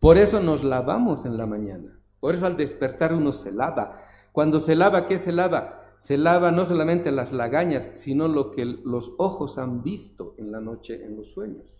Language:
Spanish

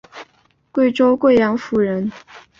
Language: Chinese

